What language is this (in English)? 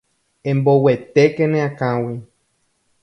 Guarani